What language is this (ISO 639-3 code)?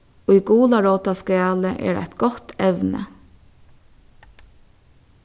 fao